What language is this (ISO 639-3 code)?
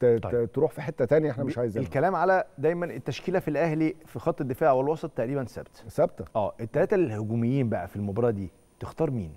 ara